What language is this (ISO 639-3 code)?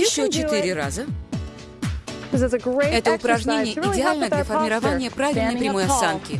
rus